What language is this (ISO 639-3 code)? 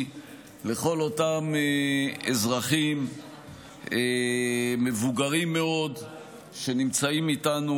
heb